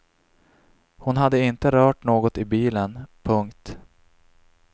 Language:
Swedish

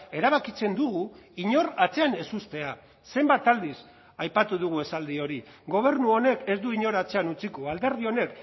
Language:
Basque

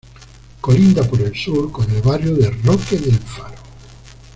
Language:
Spanish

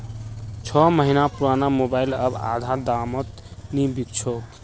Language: Magahi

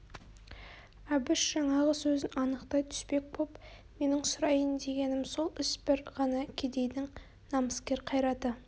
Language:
Kazakh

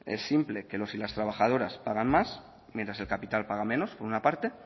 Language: Spanish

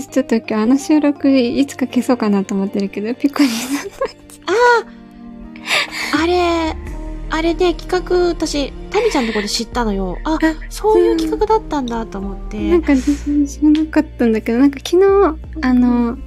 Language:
Japanese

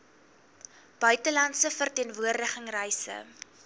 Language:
Afrikaans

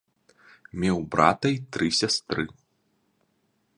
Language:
Belarusian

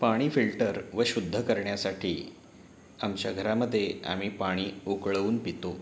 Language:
Marathi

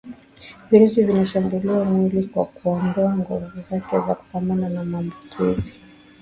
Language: Swahili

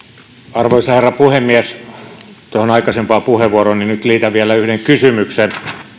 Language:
Finnish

